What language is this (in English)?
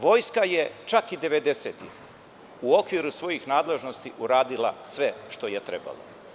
Serbian